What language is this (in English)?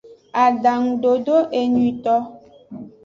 Aja (Benin)